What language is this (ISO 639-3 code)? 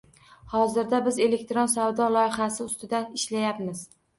uzb